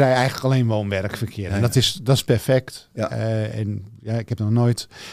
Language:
Dutch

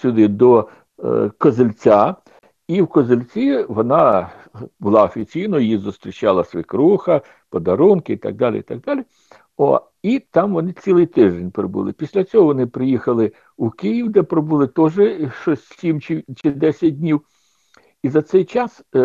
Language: Ukrainian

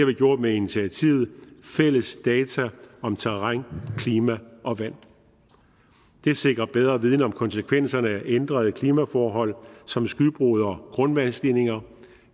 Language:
Danish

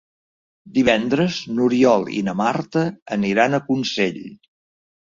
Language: Catalan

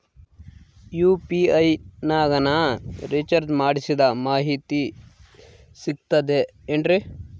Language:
Kannada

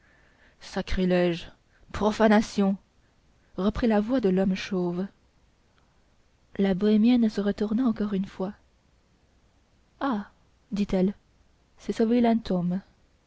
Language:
French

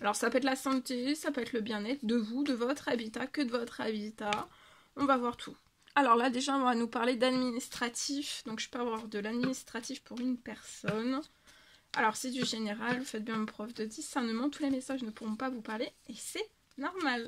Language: French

